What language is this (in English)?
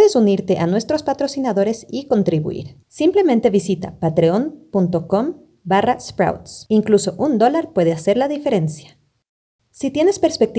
Spanish